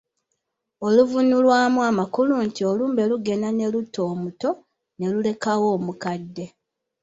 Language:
Ganda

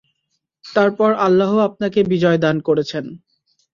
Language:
Bangla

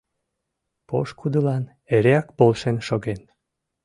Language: Mari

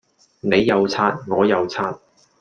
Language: Cantonese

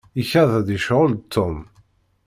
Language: Kabyle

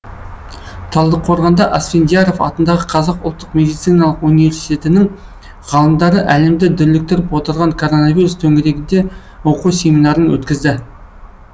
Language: Kazakh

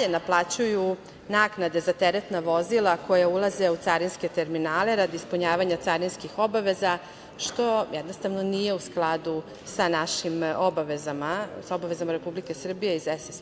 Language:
Serbian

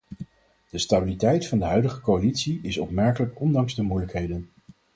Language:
Dutch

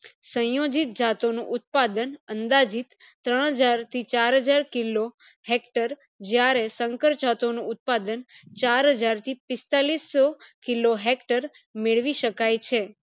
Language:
Gujarati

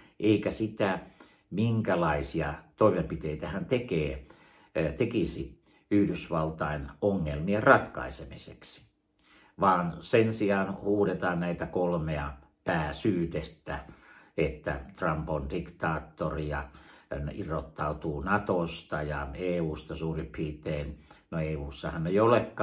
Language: Finnish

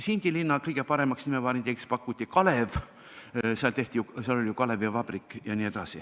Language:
Estonian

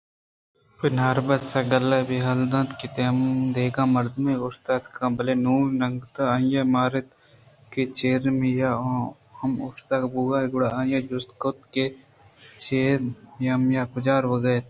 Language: Eastern Balochi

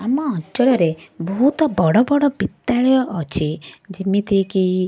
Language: Odia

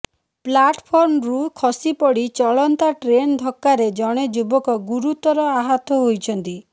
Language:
Odia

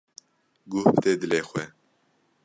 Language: Kurdish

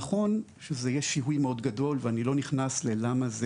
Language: Hebrew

